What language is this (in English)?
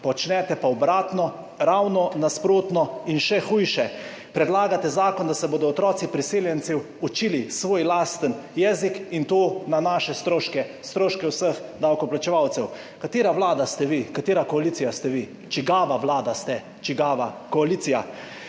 Slovenian